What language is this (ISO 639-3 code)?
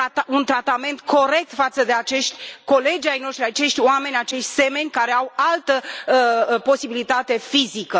ron